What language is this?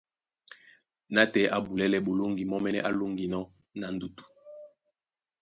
Duala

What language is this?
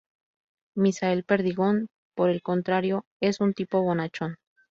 Spanish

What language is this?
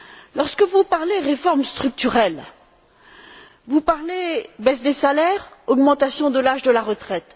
French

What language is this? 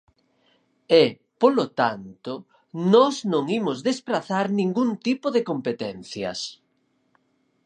Galician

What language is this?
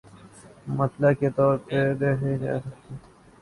Urdu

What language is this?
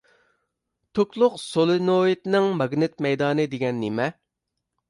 Uyghur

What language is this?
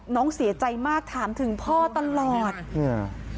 Thai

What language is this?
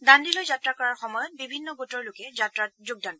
Assamese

